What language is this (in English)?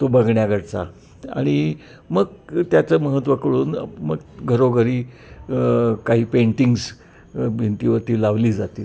Marathi